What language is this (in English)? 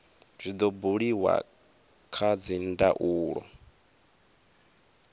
Venda